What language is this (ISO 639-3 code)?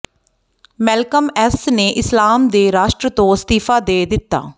pan